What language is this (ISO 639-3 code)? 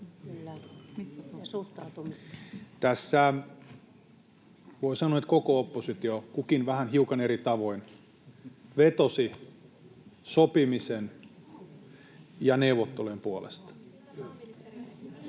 fin